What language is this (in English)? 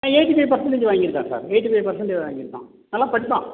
Tamil